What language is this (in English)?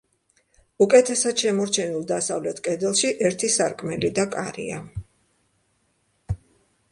Georgian